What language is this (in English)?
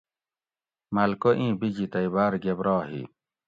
Gawri